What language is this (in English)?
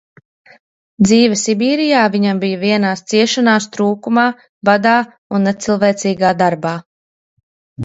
Latvian